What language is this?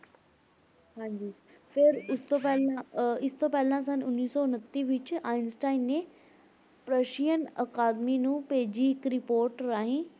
Punjabi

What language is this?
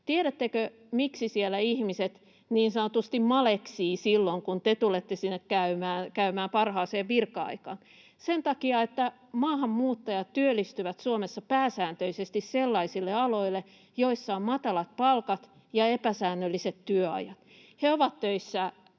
Finnish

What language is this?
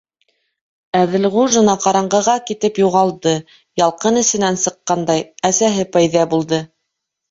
Bashkir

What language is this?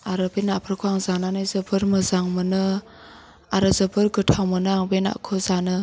Bodo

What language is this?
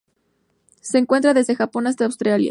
Spanish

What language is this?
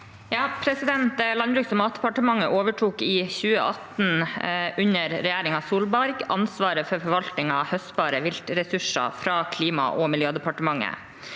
Norwegian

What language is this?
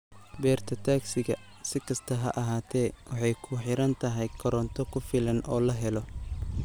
Somali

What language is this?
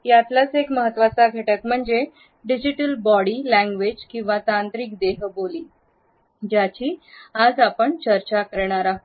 Marathi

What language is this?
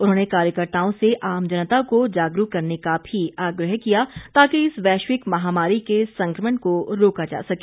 Hindi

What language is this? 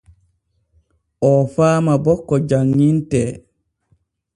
Borgu Fulfulde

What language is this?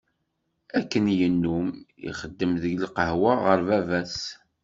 Kabyle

